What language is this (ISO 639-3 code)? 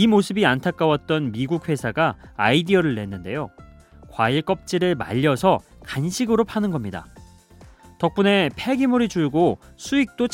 kor